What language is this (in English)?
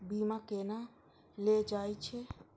Maithili